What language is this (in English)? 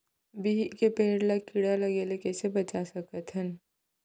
Chhattisgarhi